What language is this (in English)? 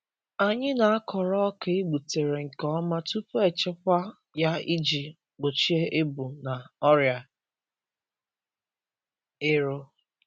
Igbo